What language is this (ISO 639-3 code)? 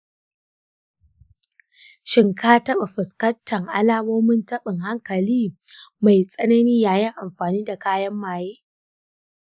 hau